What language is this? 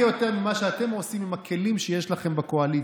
Hebrew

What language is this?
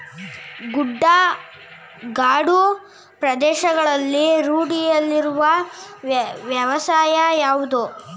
Kannada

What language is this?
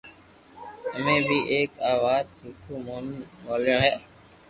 Loarki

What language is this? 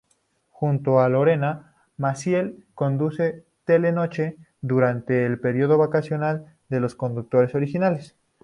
Spanish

